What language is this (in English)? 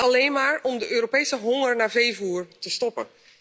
Dutch